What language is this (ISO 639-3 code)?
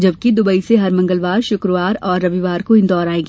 hin